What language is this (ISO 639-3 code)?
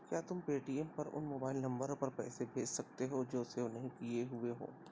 urd